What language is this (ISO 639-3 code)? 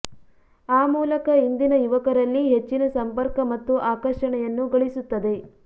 kan